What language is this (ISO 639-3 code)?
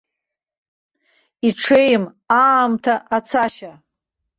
abk